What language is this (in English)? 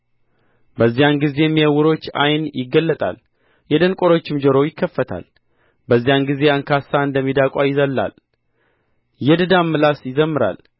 Amharic